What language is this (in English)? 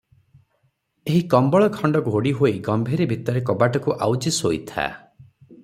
Odia